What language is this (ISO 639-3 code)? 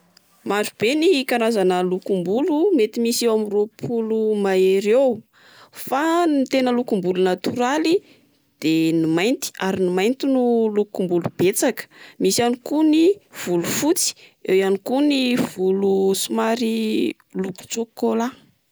mlg